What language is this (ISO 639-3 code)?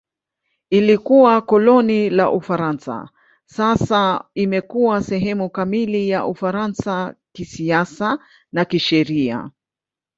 swa